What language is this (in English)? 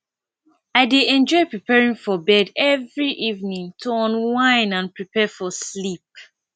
Nigerian Pidgin